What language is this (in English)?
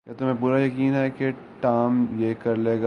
Urdu